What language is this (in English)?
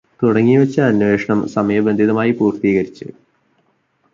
Malayalam